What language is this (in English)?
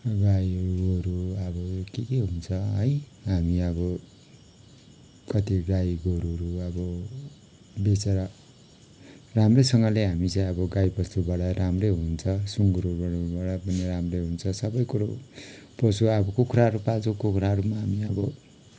Nepali